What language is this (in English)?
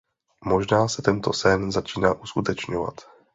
Czech